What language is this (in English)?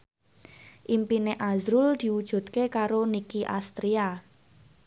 Javanese